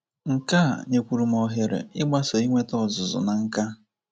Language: Igbo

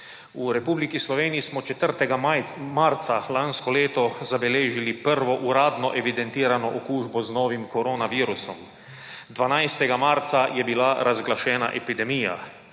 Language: Slovenian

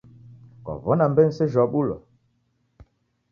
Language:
Taita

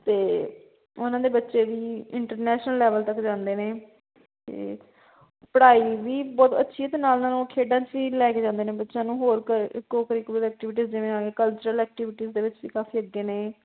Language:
Punjabi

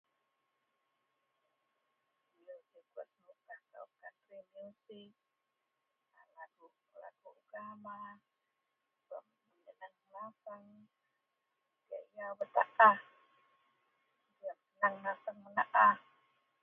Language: Central Melanau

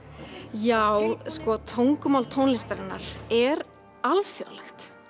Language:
Icelandic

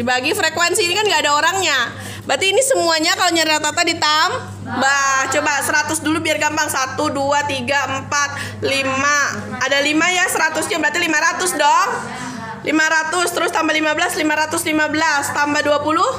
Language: Indonesian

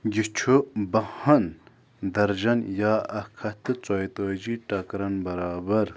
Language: Kashmiri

